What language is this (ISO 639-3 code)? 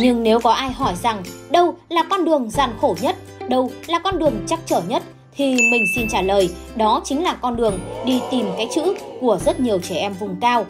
vie